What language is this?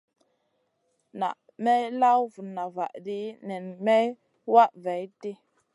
Masana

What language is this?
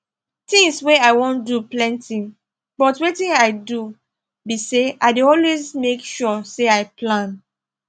Nigerian Pidgin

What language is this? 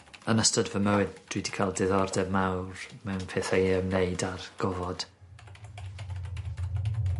Welsh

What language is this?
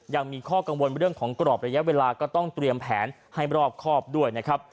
Thai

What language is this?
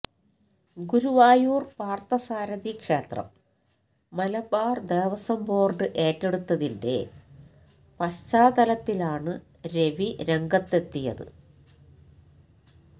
Malayalam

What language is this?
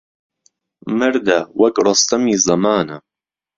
Central Kurdish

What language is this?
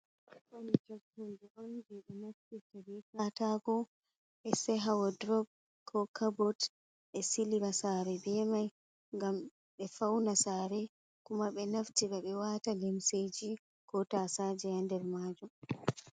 Fula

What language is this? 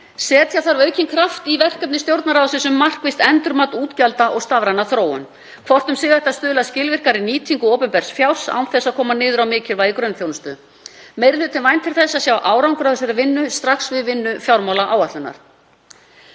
Icelandic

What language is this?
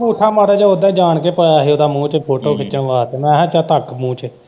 Punjabi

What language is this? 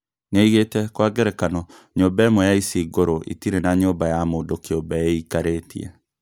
Kikuyu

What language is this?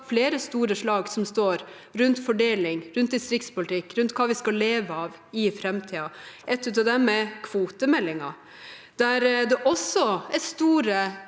Norwegian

